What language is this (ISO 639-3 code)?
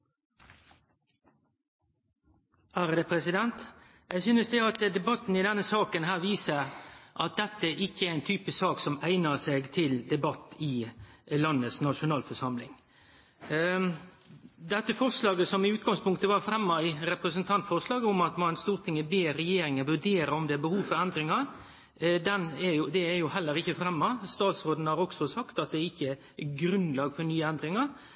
nno